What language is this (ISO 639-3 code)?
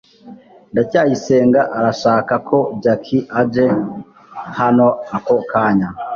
kin